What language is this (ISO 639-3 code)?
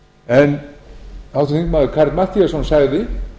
isl